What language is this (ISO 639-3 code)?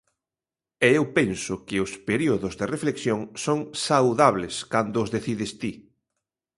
glg